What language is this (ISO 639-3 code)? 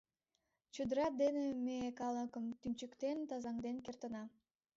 chm